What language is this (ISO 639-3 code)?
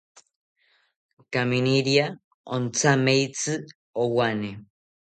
cpy